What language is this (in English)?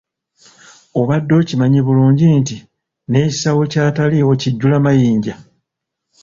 Ganda